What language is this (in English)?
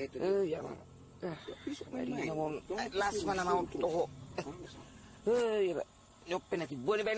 Indonesian